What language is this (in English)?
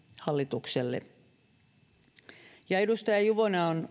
Finnish